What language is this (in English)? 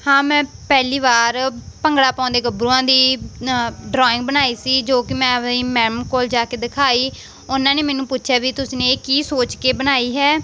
Punjabi